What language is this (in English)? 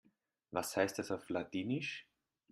German